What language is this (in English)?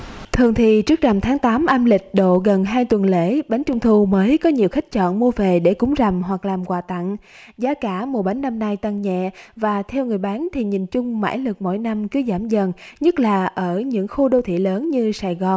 Vietnamese